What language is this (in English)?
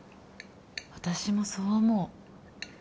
Japanese